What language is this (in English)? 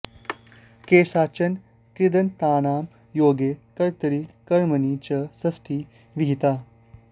Sanskrit